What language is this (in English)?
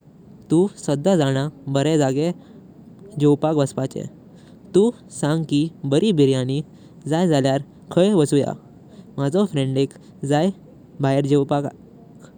Konkani